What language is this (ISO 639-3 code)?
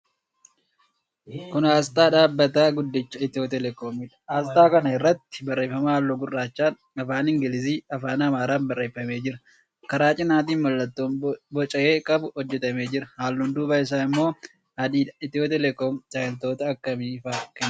orm